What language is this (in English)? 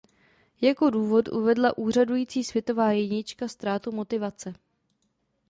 Czech